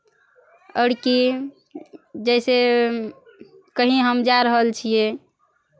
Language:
Maithili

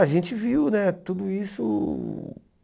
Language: Portuguese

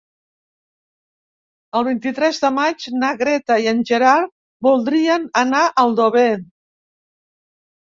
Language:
Catalan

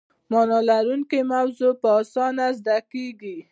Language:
Pashto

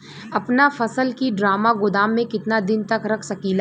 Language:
Bhojpuri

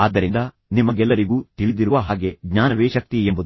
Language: Kannada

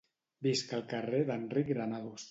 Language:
Catalan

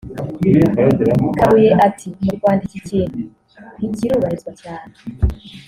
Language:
Kinyarwanda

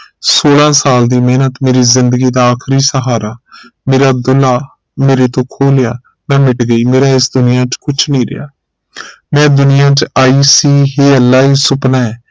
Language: Punjabi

